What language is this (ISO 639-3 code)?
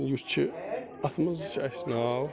kas